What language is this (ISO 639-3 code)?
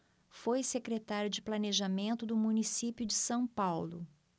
por